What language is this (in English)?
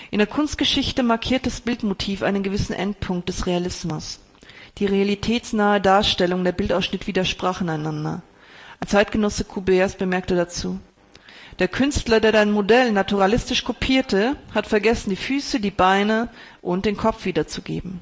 German